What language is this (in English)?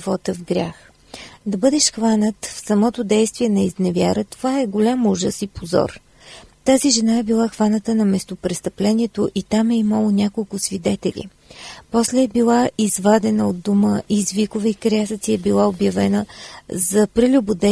Bulgarian